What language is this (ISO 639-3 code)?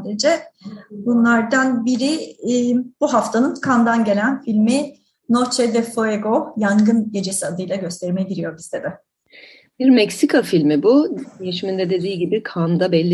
tur